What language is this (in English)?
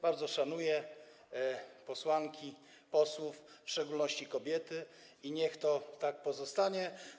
Polish